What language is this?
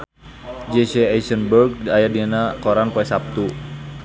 Sundanese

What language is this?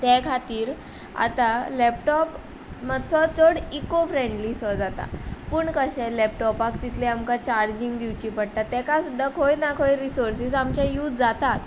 Konkani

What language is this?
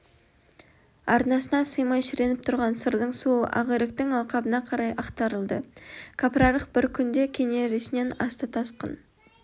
Kazakh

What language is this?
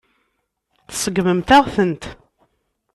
Kabyle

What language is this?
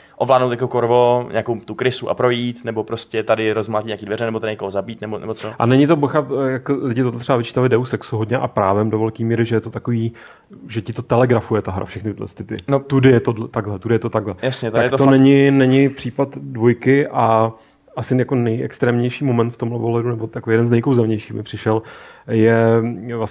Czech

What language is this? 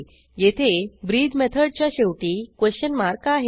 Marathi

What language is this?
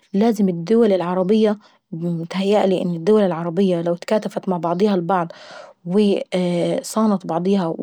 Saidi Arabic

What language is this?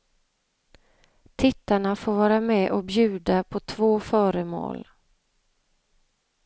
Swedish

